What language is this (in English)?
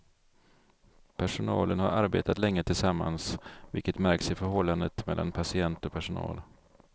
Swedish